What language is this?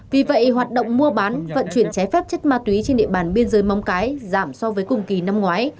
Vietnamese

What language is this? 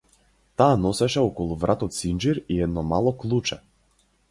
Macedonian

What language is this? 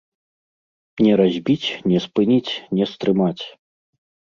Belarusian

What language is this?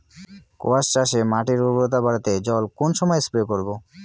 Bangla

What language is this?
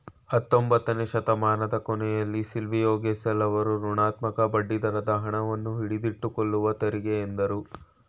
Kannada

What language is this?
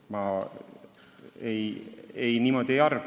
Estonian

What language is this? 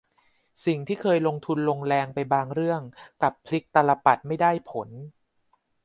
Thai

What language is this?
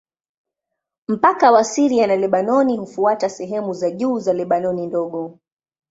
Swahili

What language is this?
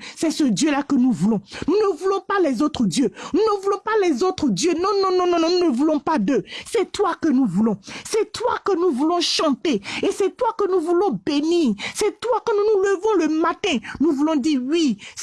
French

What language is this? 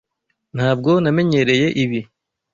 Kinyarwanda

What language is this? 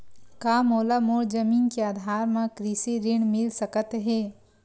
Chhattisgarhi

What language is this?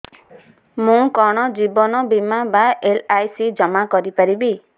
Odia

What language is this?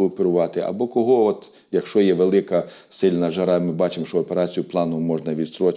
Ukrainian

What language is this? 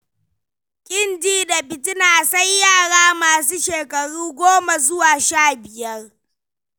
Hausa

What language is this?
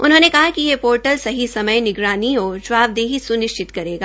Hindi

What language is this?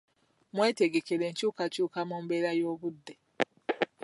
Ganda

